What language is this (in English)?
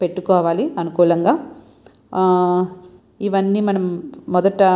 Telugu